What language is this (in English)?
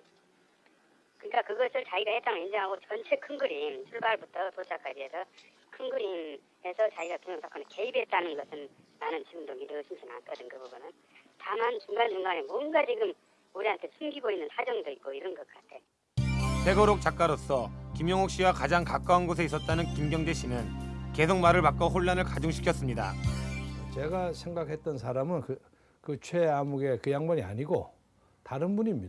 Korean